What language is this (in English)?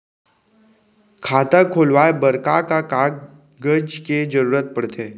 Chhattisgarhi